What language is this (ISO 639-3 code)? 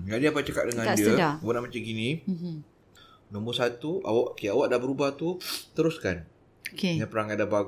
msa